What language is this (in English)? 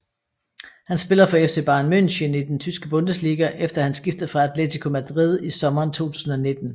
Danish